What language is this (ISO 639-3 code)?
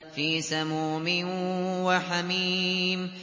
ara